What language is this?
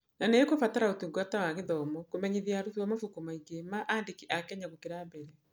Kikuyu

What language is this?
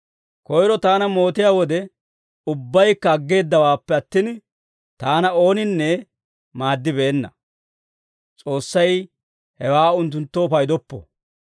Dawro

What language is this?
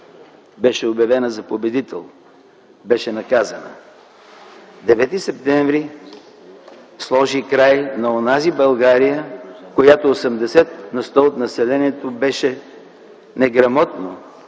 Bulgarian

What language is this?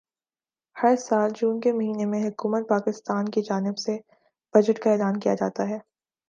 Urdu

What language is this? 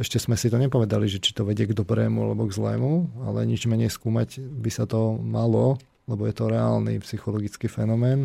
Slovak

